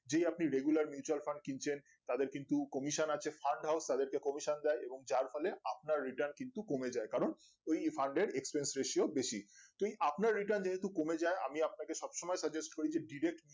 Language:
Bangla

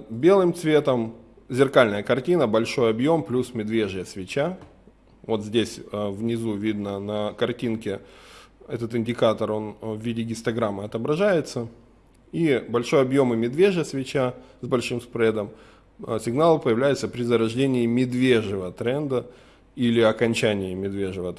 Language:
Russian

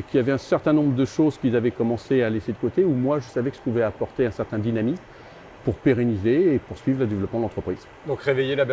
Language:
French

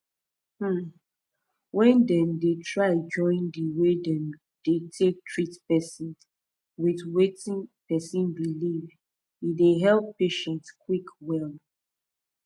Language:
Nigerian Pidgin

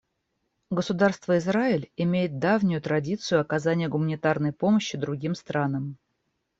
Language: Russian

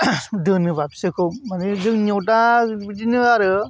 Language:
Bodo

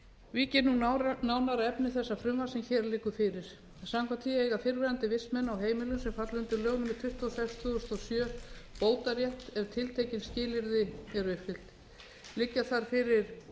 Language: Icelandic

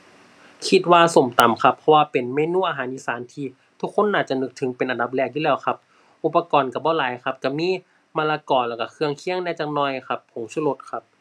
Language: Thai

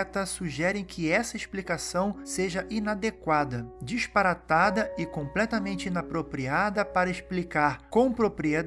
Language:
Portuguese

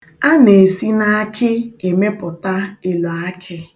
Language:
Igbo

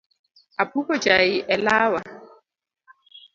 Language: Luo (Kenya and Tanzania)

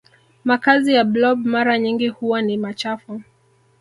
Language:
Swahili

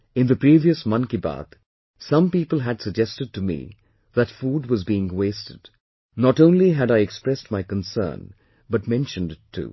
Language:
English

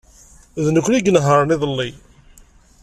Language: Kabyle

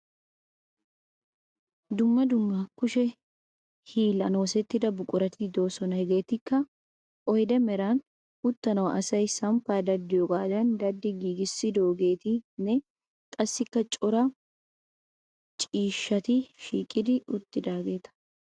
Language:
Wolaytta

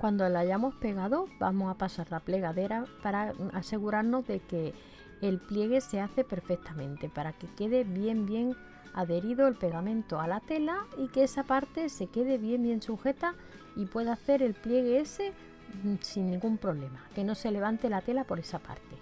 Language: Spanish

